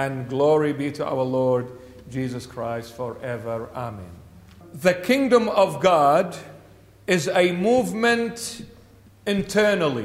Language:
English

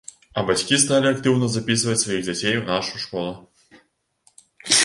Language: Belarusian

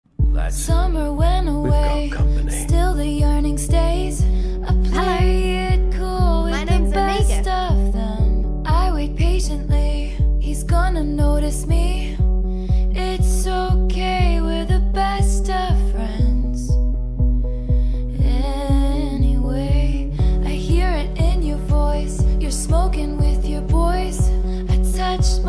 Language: English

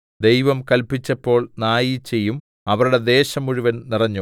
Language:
Malayalam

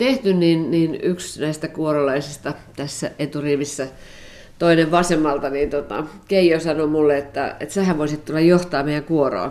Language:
Finnish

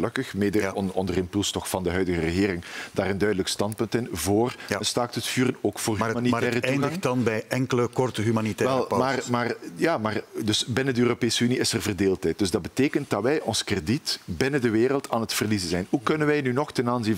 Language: Dutch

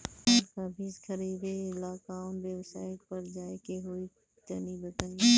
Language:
Bhojpuri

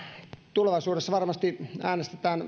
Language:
Finnish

